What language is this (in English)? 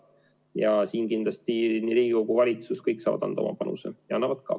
Estonian